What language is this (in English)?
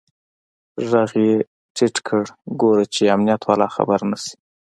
Pashto